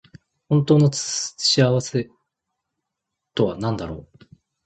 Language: Japanese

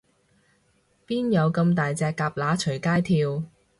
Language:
Cantonese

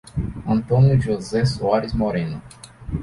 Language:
Portuguese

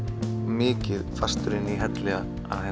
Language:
Icelandic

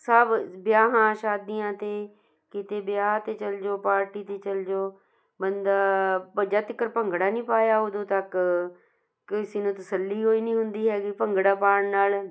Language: Punjabi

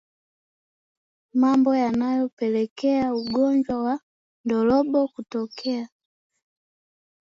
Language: Swahili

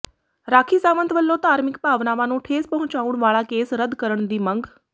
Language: Punjabi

